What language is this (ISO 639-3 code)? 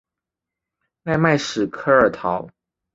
zho